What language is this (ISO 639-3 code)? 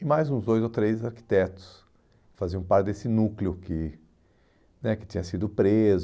por